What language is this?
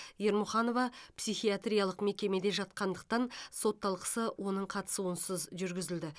Kazakh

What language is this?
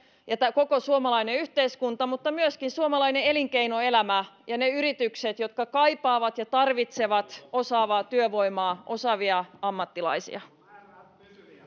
Finnish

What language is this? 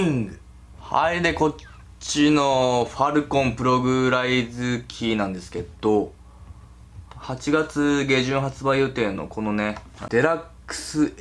Japanese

